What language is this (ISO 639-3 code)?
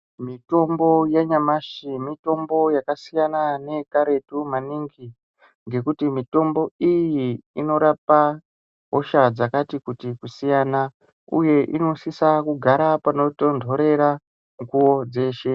ndc